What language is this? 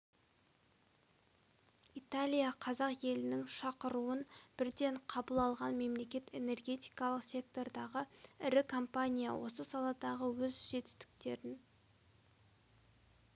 Kazakh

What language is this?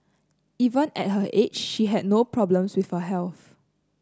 English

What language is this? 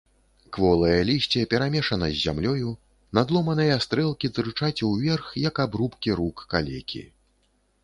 Belarusian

